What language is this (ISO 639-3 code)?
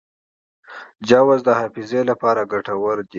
pus